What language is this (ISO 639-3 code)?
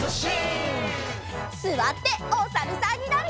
jpn